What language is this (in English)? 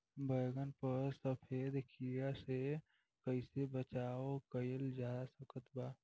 Bhojpuri